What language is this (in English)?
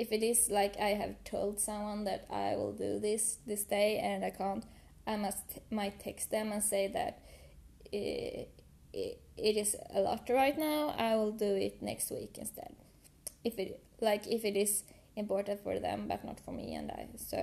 English